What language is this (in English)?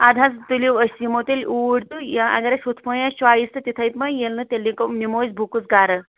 Kashmiri